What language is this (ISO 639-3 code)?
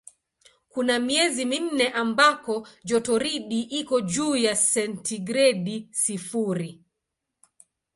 swa